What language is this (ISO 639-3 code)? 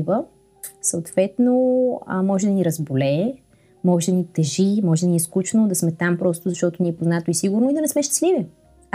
bul